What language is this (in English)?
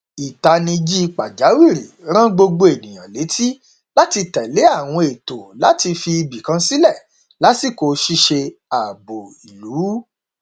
Yoruba